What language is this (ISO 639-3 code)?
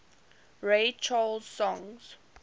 eng